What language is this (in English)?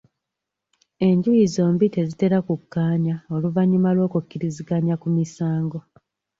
Ganda